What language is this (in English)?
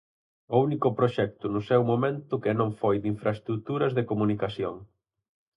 Galician